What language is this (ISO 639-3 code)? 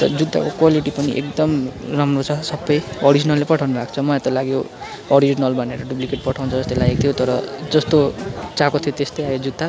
nep